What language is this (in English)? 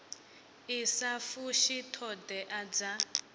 Venda